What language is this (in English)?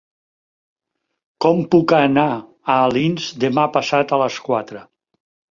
Catalan